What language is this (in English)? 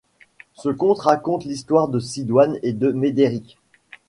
French